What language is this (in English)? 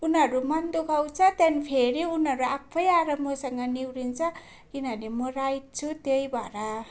Nepali